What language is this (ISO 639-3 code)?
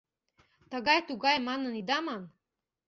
chm